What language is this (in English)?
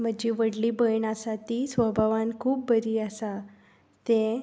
Konkani